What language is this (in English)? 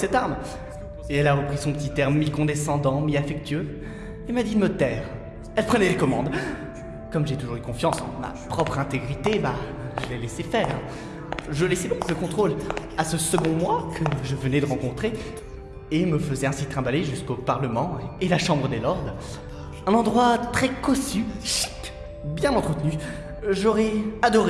French